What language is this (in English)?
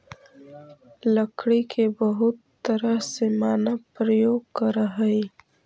Magahi